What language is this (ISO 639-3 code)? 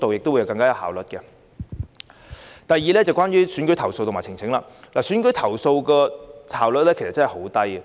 yue